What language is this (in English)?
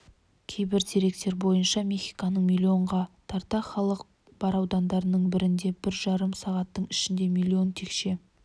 Kazakh